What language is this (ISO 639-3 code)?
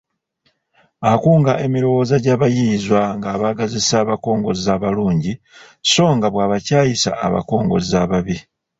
lug